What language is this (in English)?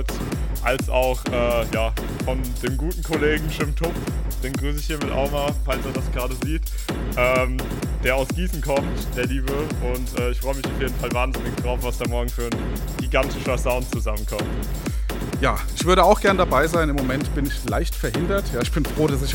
German